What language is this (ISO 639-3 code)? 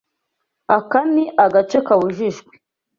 kin